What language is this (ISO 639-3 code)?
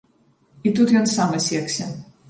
bel